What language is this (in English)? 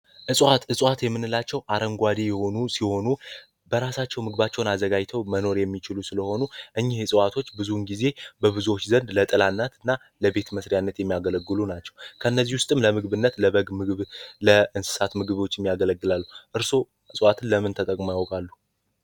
Amharic